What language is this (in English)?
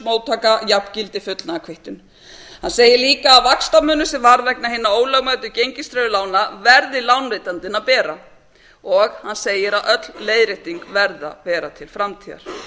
Icelandic